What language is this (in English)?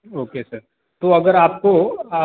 Hindi